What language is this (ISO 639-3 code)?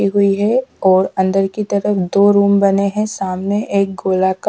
hin